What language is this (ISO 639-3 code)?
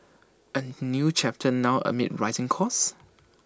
eng